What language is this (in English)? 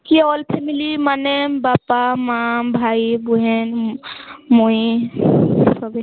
Odia